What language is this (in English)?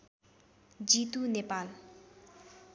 Nepali